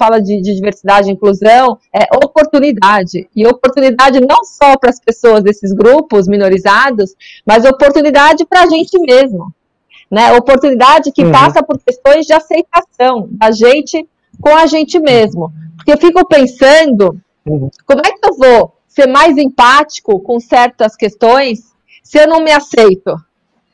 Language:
Portuguese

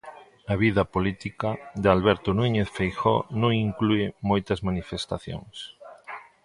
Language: Galician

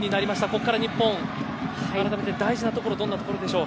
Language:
Japanese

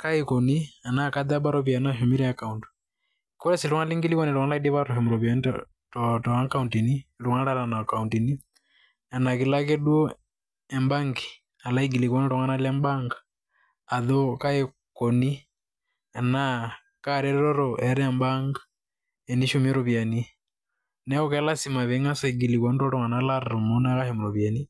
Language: Masai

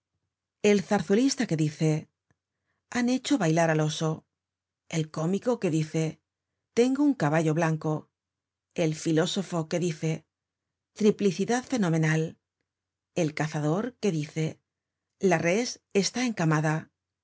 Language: Spanish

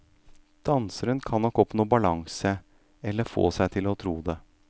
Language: Norwegian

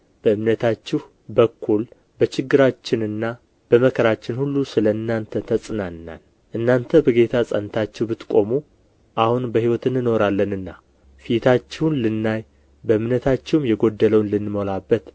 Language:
Amharic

